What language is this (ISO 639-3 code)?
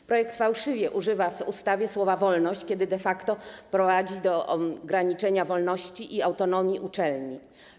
pol